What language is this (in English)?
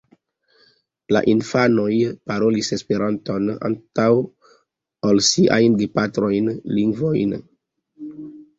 Esperanto